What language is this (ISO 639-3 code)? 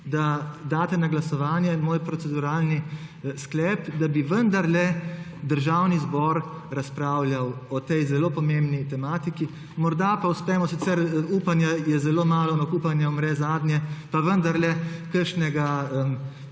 slv